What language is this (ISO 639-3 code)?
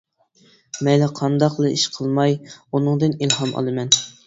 uig